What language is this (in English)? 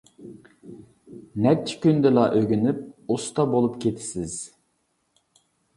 Uyghur